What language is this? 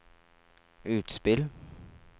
Norwegian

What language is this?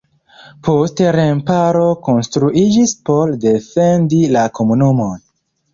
Esperanto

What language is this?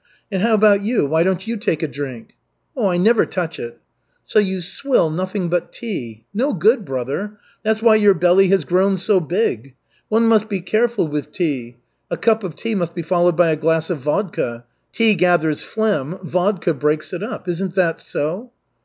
English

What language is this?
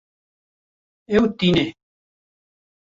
Kurdish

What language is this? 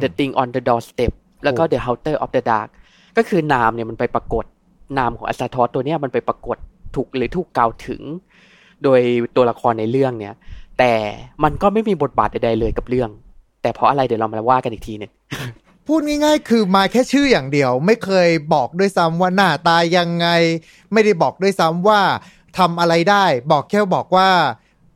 Thai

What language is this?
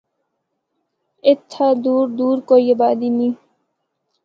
Northern Hindko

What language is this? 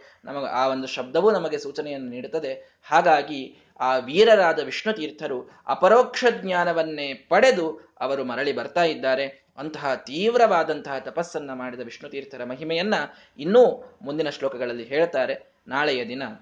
Kannada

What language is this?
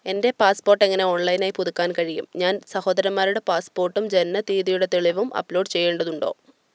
Malayalam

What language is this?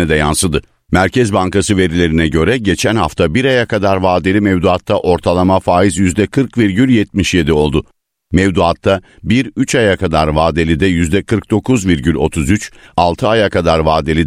Turkish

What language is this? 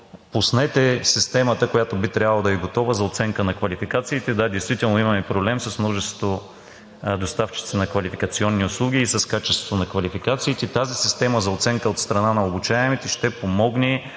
Bulgarian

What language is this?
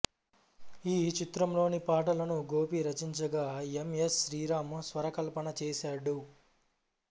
Telugu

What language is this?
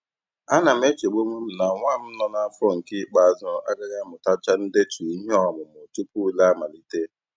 Igbo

